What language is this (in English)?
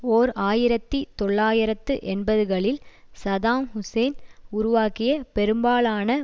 Tamil